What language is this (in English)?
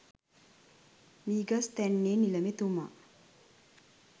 Sinhala